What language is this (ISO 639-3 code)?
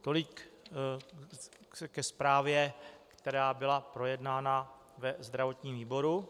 ces